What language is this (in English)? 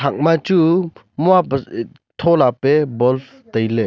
Wancho Naga